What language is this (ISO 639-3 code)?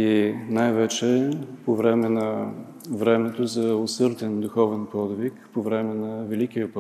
bul